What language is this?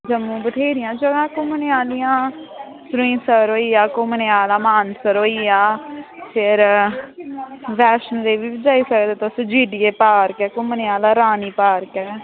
Dogri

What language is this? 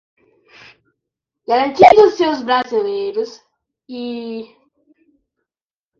Portuguese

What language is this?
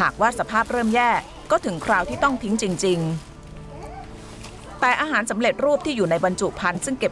Thai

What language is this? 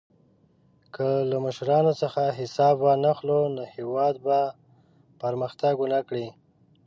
Pashto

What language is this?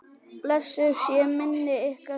Icelandic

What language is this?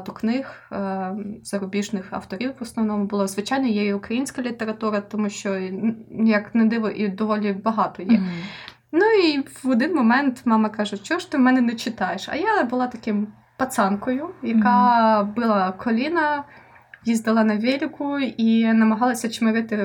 Ukrainian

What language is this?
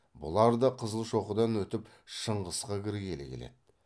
Kazakh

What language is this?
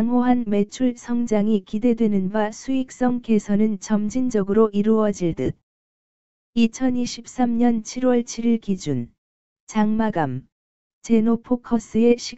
Korean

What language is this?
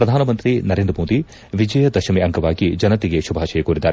Kannada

